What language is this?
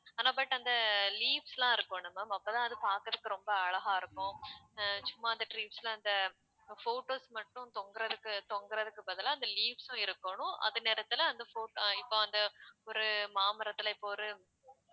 Tamil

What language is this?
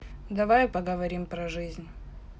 Russian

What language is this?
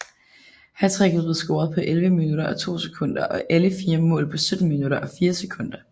Danish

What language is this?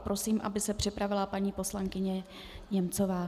Czech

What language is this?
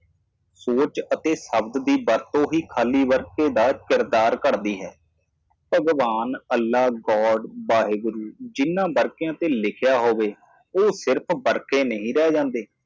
Punjabi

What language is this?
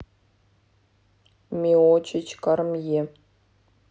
Russian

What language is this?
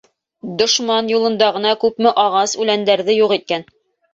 Bashkir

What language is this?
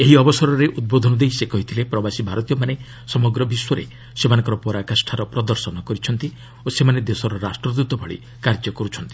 Odia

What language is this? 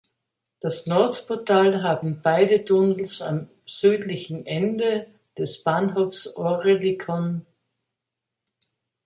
German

